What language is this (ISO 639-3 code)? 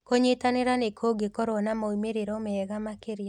kik